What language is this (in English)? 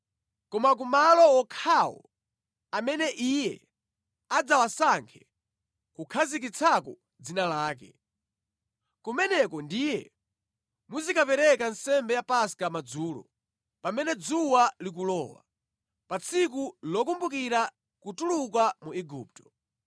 Nyanja